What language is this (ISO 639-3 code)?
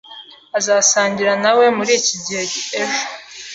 kin